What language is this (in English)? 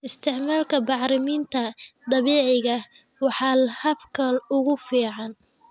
Somali